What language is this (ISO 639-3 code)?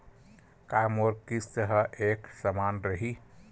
hne